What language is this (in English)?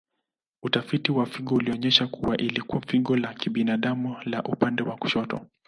Swahili